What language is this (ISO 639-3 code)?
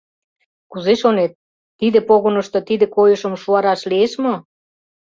chm